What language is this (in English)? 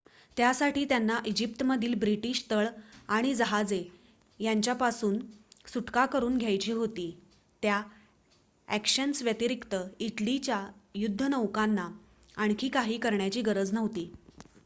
Marathi